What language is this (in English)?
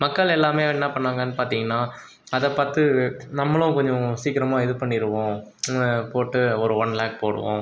Tamil